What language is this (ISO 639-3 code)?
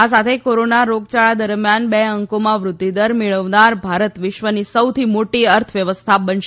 guj